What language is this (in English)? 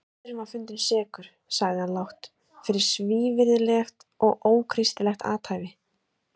Icelandic